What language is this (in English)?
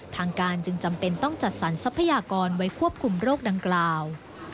Thai